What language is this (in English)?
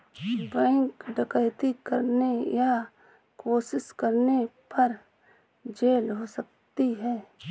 Hindi